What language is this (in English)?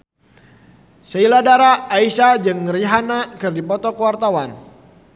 Sundanese